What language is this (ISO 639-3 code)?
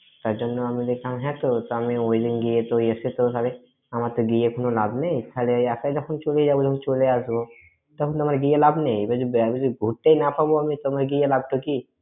ben